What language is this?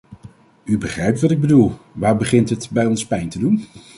Dutch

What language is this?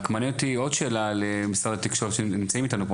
Hebrew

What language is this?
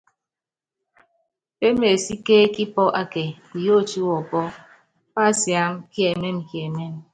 Yangben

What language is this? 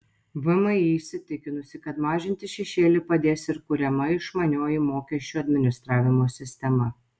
Lithuanian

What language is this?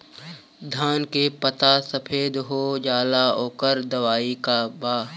Bhojpuri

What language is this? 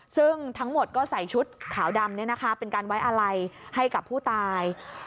Thai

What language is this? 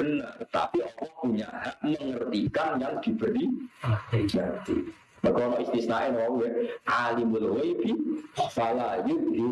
Indonesian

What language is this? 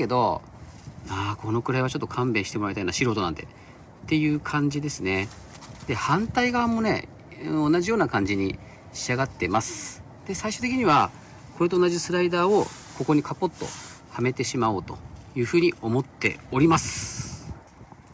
Japanese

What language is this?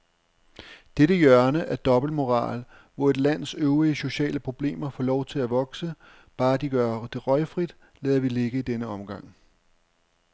Danish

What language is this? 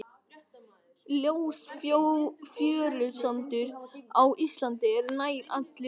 Icelandic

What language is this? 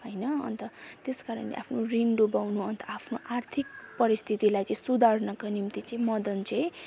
Nepali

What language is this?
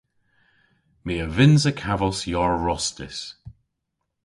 Cornish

